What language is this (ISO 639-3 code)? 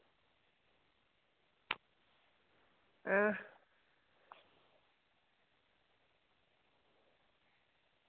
doi